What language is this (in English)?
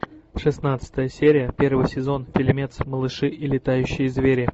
Russian